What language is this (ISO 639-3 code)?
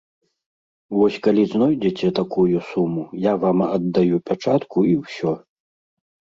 bel